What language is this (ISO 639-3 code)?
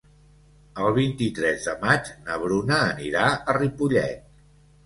cat